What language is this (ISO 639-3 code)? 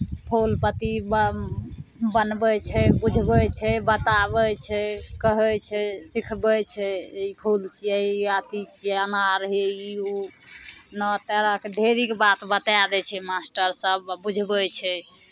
mai